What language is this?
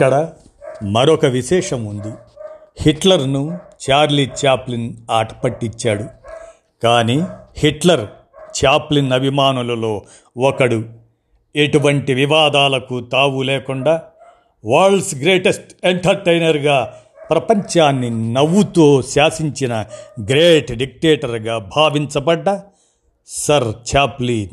Telugu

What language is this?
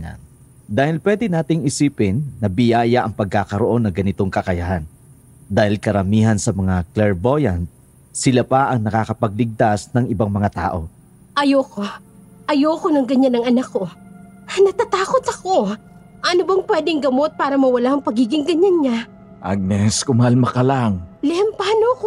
Filipino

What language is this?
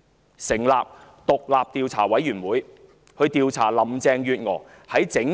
Cantonese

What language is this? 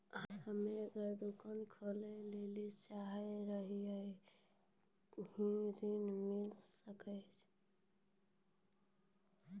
Maithili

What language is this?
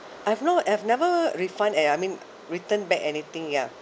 English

